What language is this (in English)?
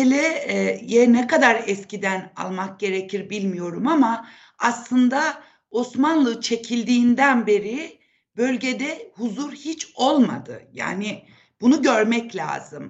Turkish